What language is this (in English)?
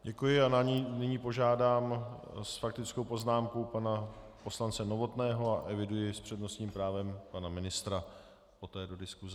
Czech